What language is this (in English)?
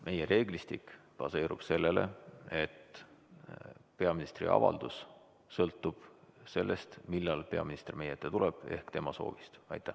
Estonian